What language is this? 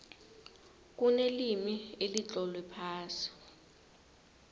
South Ndebele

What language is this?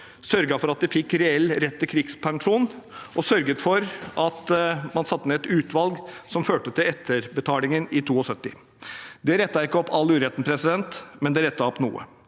Norwegian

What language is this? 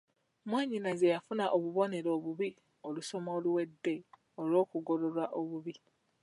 Ganda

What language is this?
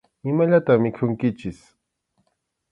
Arequipa-La Unión Quechua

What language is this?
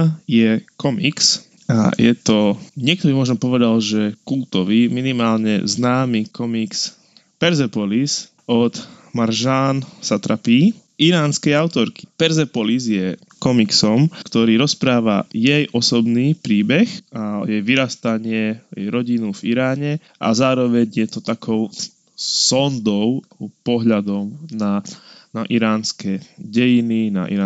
Slovak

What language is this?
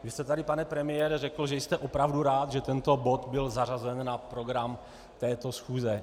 Czech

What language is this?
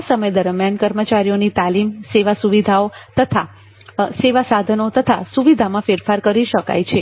Gujarati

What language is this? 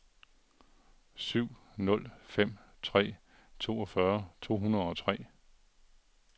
Danish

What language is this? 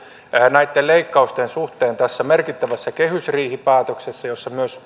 Finnish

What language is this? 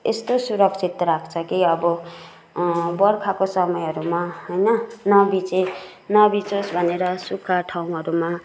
Nepali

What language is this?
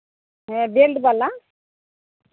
Santali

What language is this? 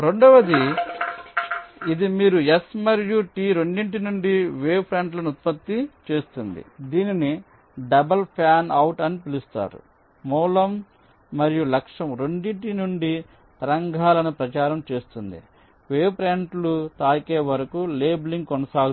Telugu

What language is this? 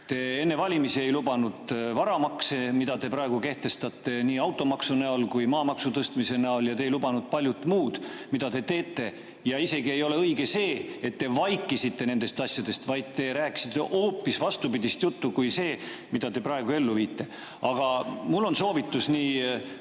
Estonian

